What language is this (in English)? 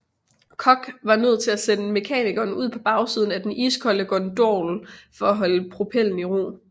Danish